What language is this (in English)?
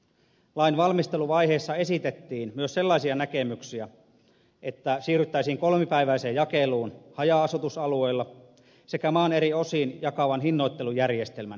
Finnish